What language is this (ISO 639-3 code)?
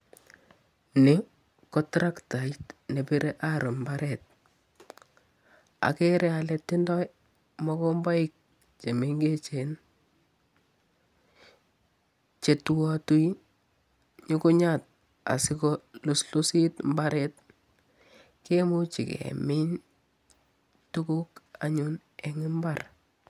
kln